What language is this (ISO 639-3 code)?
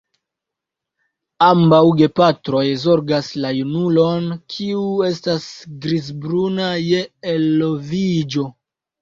epo